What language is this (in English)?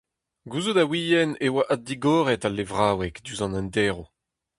Breton